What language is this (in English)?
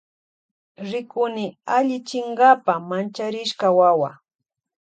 Loja Highland Quichua